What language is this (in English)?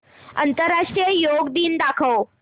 Marathi